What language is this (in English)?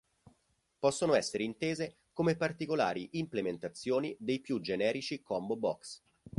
Italian